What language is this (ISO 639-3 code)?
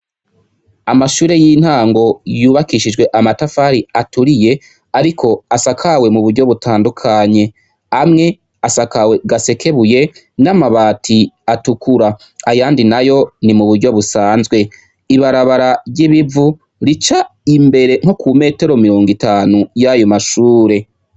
run